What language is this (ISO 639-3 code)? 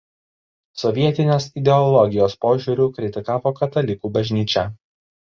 lit